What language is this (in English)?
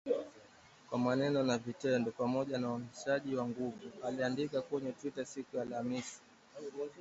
Swahili